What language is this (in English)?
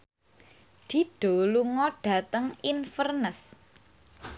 Javanese